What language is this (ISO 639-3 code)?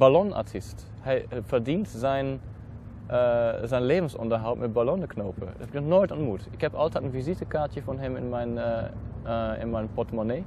nld